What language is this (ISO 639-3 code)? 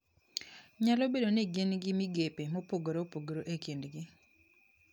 luo